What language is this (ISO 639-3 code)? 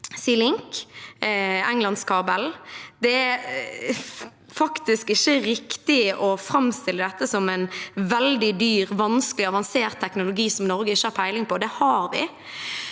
nor